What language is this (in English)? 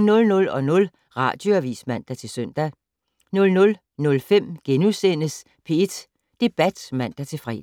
Danish